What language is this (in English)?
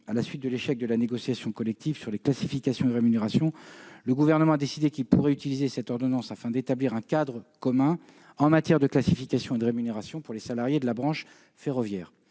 French